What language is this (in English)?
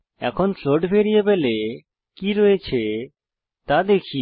Bangla